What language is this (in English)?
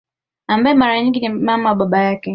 Swahili